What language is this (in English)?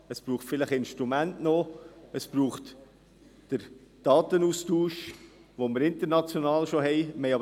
Swiss German